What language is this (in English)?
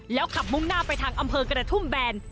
Thai